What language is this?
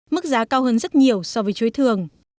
Vietnamese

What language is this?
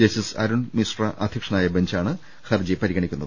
Malayalam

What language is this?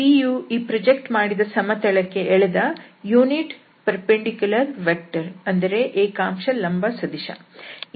Kannada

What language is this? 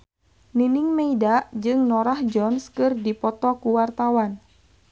Sundanese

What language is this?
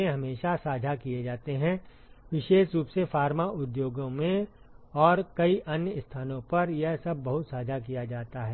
Hindi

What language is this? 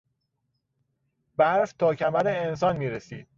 Persian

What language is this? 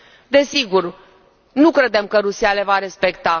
Romanian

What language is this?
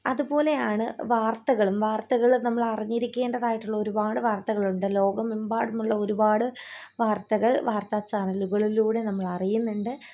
Malayalam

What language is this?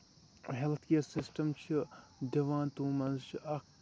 Kashmiri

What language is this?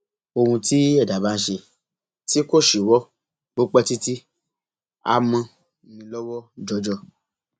Yoruba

